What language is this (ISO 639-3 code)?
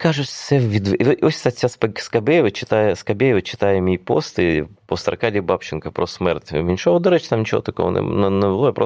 ukr